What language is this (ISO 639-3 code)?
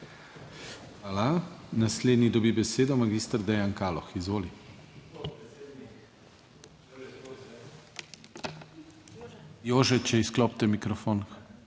slv